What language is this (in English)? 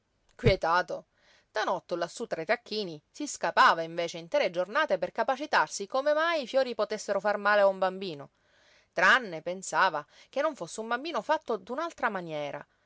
Italian